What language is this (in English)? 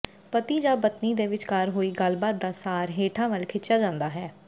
Punjabi